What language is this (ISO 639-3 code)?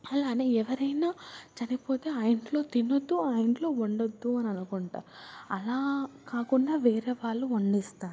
tel